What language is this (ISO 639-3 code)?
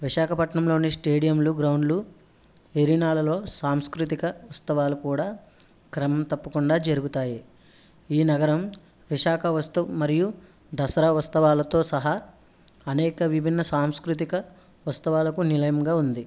tel